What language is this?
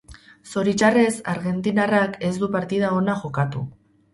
Basque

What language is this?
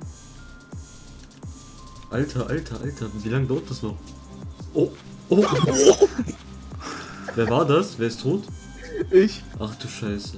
German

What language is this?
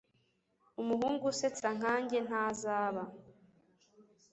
Kinyarwanda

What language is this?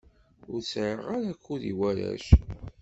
Kabyle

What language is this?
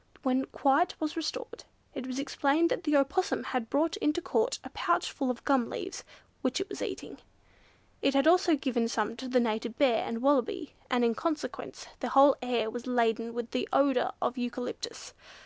English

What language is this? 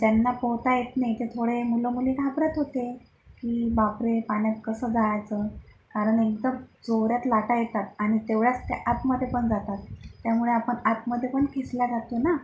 Marathi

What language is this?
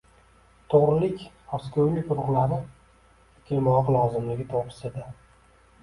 Uzbek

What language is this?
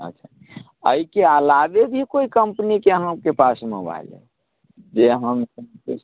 Maithili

